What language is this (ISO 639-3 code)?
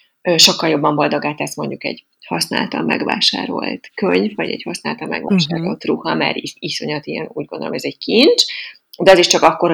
hun